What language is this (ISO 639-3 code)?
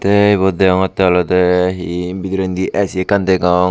ccp